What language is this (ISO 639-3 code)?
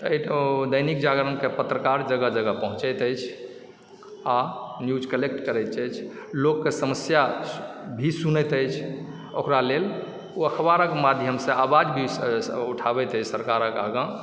mai